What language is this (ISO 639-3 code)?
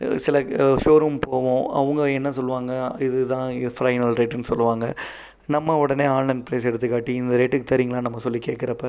tam